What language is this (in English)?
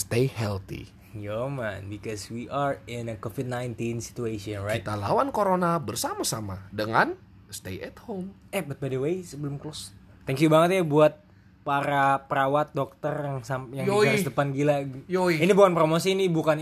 Indonesian